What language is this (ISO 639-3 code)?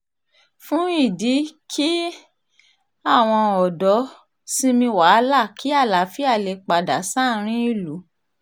yor